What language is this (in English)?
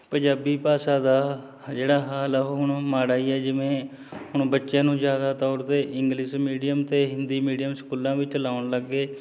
Punjabi